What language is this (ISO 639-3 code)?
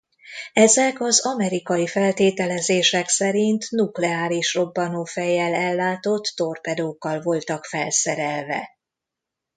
hun